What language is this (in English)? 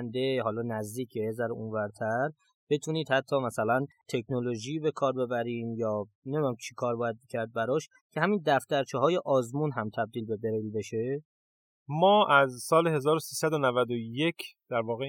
Persian